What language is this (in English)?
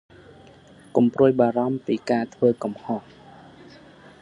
Khmer